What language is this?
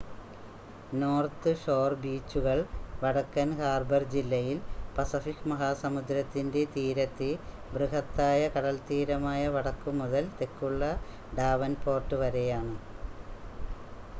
Malayalam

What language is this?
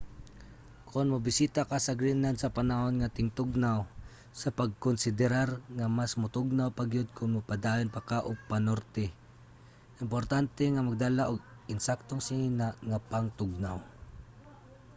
Cebuano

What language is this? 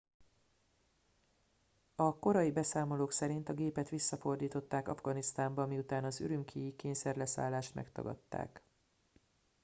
Hungarian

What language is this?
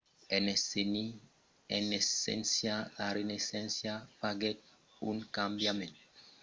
Occitan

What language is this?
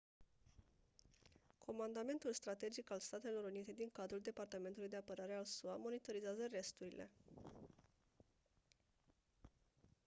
Romanian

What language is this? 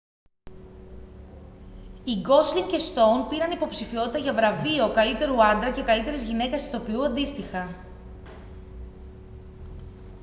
Greek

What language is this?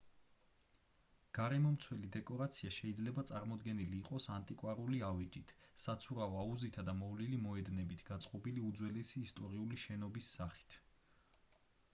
Georgian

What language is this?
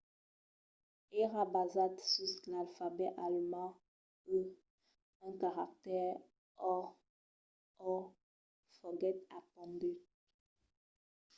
Occitan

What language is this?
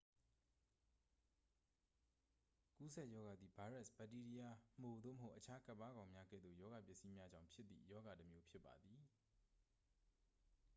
Burmese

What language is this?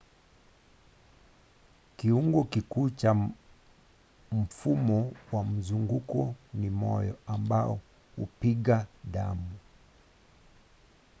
Swahili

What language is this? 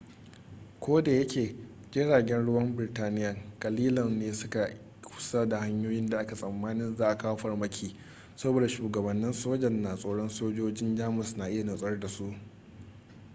Hausa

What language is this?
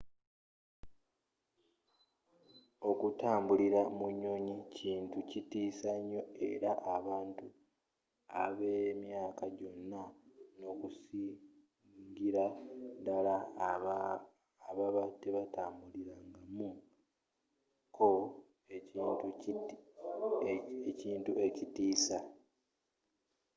Ganda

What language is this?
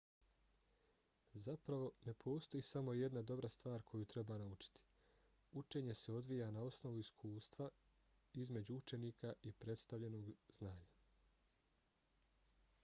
Bosnian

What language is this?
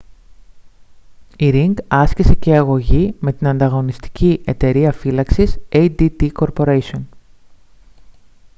Greek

